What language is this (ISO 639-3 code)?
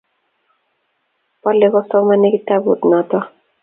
kln